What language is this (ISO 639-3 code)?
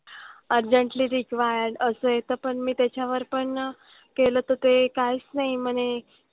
mar